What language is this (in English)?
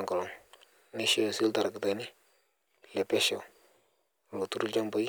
Masai